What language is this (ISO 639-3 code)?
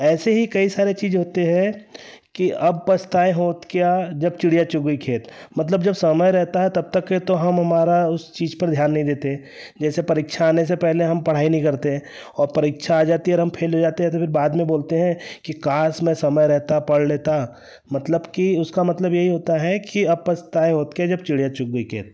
hin